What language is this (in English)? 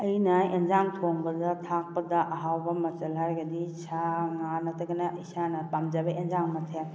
Manipuri